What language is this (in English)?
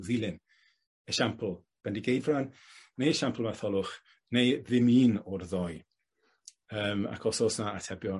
Welsh